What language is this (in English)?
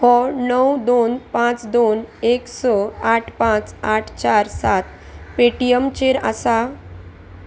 Konkani